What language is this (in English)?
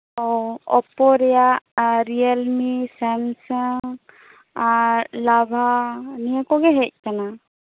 Santali